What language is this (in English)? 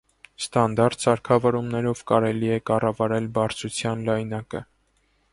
Armenian